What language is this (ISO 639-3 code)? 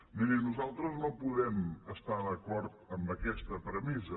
cat